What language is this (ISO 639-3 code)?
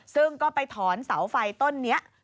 tha